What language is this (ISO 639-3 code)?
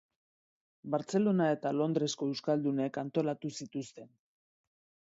eus